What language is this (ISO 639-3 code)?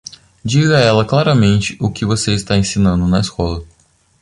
por